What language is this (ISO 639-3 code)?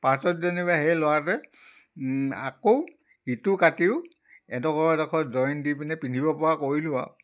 asm